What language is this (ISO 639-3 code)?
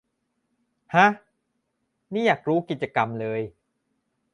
tha